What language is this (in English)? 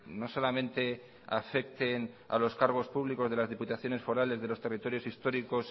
Spanish